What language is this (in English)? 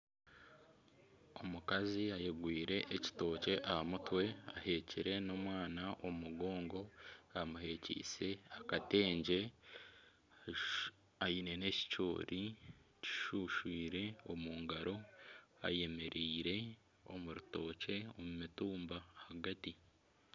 Nyankole